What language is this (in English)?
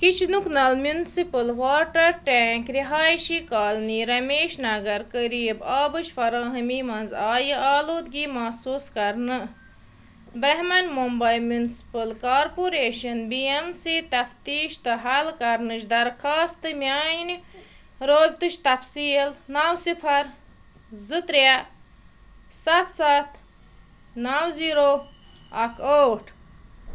Kashmiri